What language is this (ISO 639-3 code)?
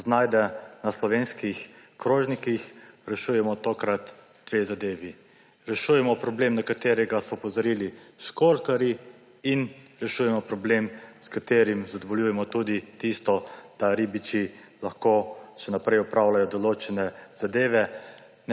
slv